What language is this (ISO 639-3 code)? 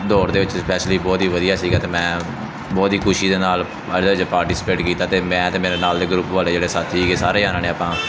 pan